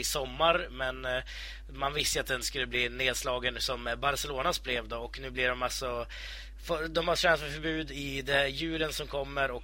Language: Swedish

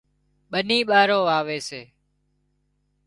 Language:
Wadiyara Koli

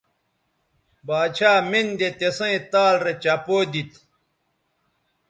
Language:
Bateri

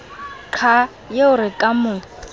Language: Southern Sotho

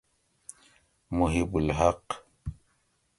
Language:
Gawri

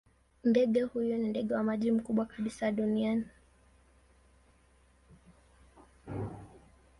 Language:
Swahili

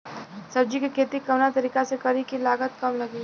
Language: Bhojpuri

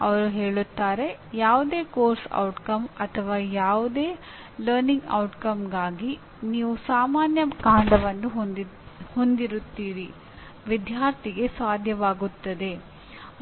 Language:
Kannada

